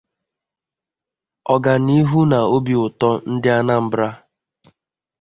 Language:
Igbo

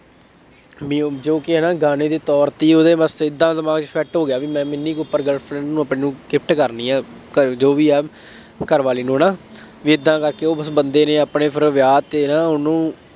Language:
Punjabi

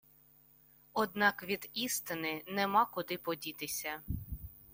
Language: Ukrainian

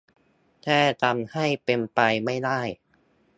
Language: Thai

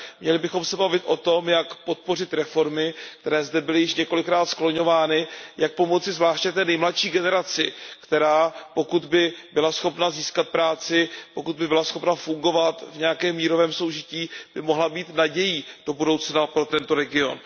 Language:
Czech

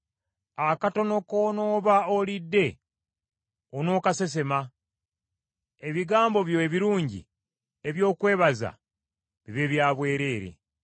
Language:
Ganda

